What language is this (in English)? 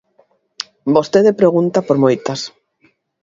Galician